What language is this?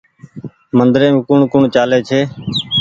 Goaria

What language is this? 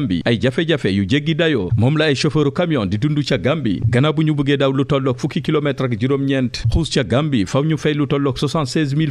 French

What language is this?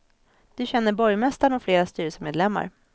Swedish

